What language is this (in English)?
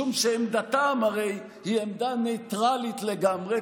Hebrew